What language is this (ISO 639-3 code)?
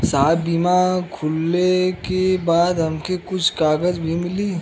bho